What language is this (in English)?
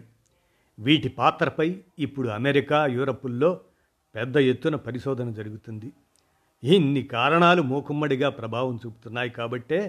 Telugu